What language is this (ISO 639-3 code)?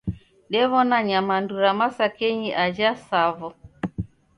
dav